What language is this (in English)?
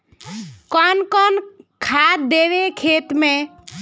Magahi